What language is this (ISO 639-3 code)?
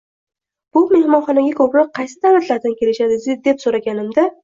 uzb